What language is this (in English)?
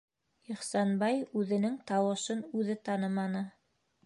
Bashkir